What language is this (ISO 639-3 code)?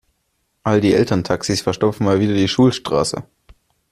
deu